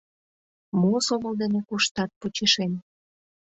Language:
Mari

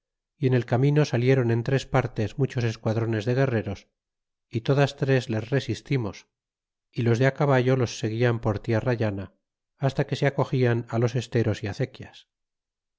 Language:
Spanish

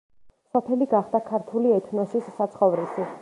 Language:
Georgian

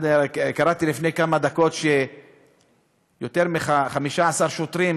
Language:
Hebrew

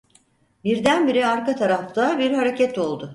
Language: Turkish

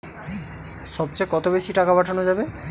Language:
Bangla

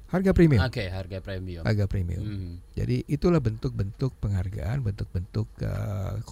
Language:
Indonesian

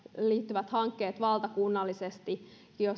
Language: Finnish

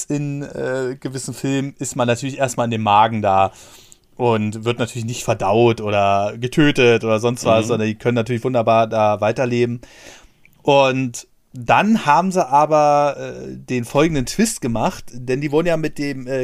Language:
German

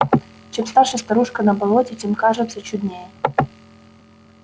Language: Russian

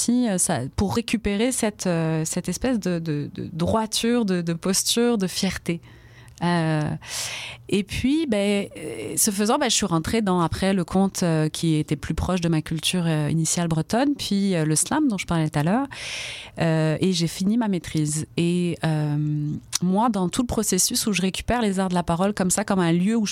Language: French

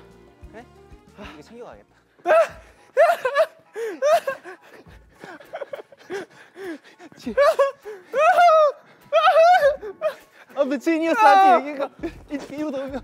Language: Korean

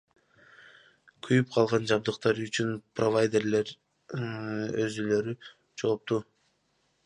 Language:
Kyrgyz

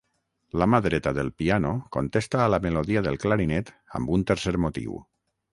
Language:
Catalan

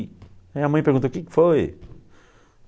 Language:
Portuguese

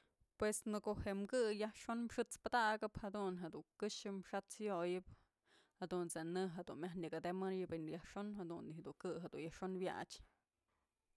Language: Mazatlán Mixe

